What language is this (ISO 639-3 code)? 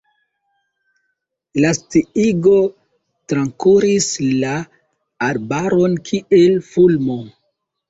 epo